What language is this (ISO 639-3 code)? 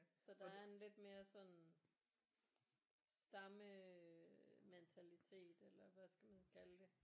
dan